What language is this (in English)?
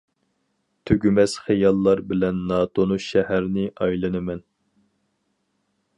Uyghur